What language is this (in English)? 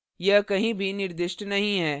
Hindi